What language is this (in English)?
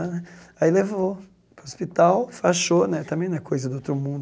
Portuguese